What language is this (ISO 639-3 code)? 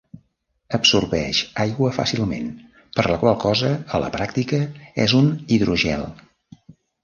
cat